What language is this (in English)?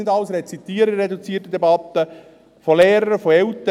Swiss German